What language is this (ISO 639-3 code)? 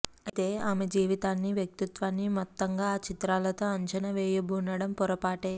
tel